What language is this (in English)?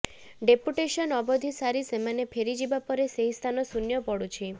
Odia